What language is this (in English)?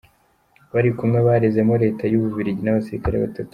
Kinyarwanda